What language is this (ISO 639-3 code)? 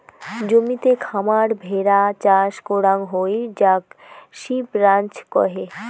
ben